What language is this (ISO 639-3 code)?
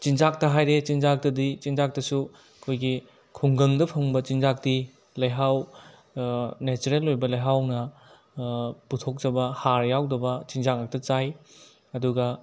mni